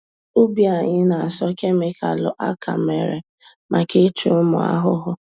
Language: Igbo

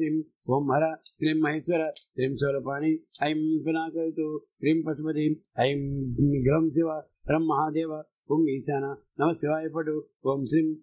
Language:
Telugu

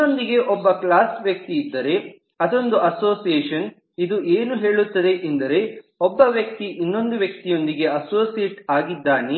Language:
Kannada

